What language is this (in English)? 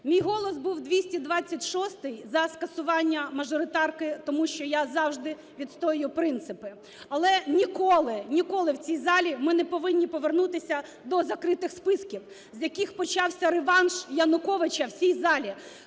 Ukrainian